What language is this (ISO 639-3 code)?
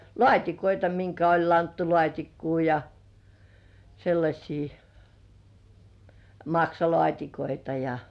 fin